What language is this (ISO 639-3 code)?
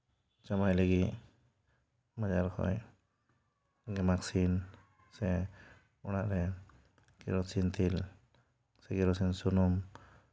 sat